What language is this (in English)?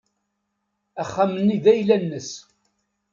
Kabyle